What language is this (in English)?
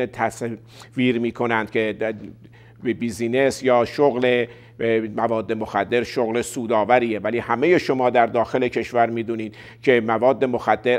Persian